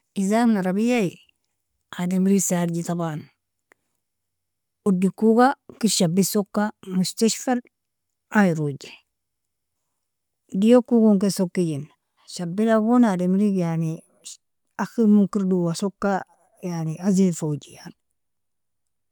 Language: Nobiin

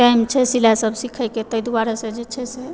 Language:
Maithili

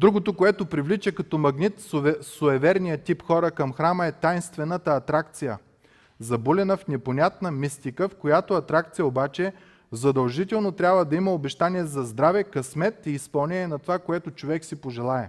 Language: Bulgarian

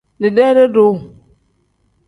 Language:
Tem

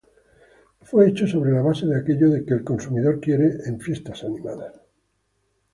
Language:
Spanish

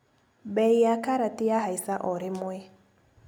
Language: Kikuyu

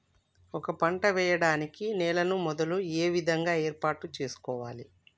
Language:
Telugu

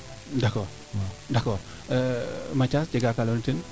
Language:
Serer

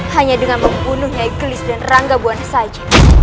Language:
Indonesian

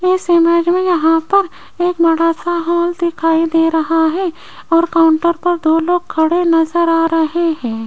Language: Hindi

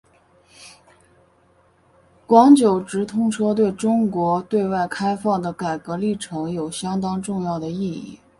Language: Chinese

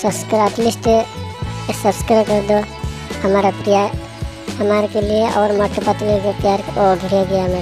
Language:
Turkish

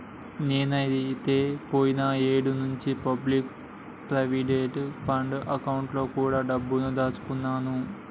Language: Telugu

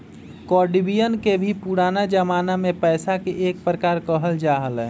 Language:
Magahi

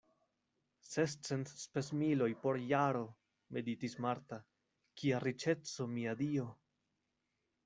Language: Esperanto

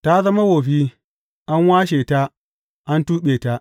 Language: Hausa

